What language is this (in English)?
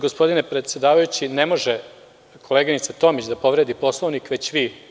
Serbian